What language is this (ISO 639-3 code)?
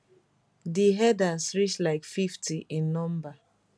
pcm